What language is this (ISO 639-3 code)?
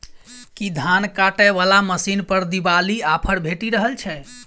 mai